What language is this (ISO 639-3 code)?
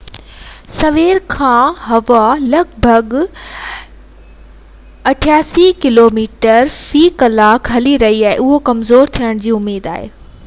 snd